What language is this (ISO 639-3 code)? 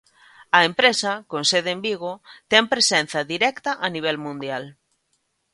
glg